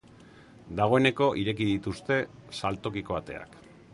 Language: Basque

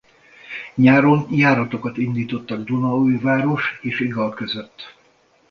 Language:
Hungarian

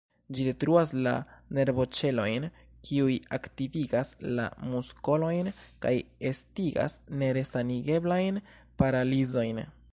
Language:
Esperanto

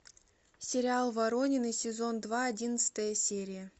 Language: Russian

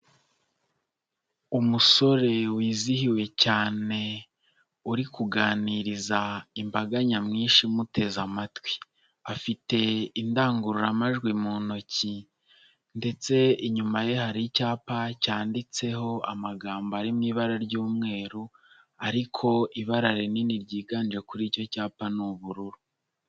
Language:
Kinyarwanda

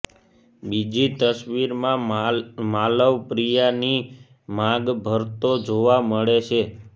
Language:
Gujarati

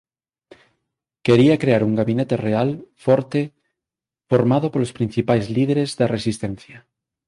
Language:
Galician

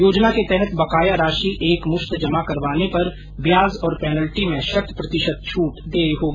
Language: Hindi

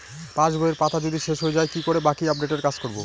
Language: Bangla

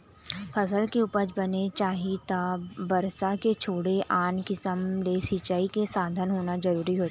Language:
Chhattisgarhi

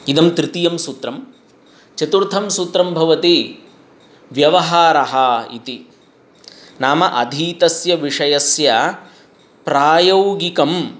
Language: Sanskrit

